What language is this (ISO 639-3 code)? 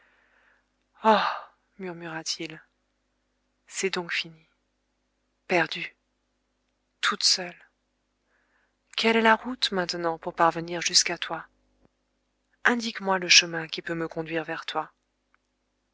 fra